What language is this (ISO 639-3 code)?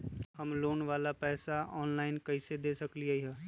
mag